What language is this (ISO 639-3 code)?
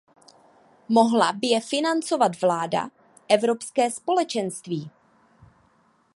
ces